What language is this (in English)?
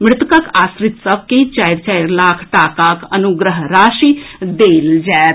Maithili